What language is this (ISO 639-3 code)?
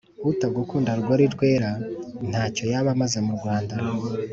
kin